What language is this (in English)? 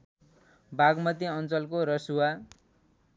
Nepali